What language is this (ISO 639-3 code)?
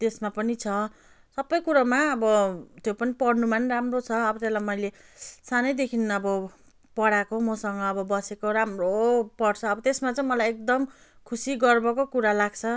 nep